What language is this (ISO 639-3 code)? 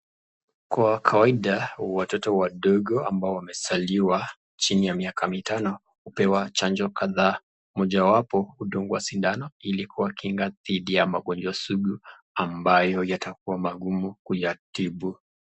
swa